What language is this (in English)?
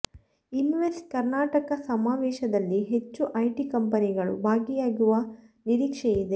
Kannada